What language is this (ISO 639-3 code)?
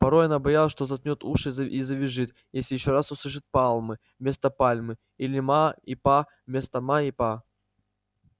rus